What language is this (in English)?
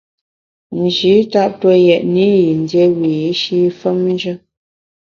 Bamun